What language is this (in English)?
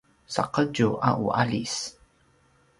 Paiwan